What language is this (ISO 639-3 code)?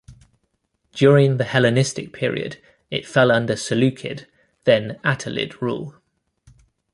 eng